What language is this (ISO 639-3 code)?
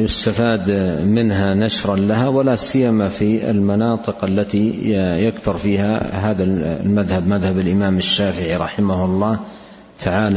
ara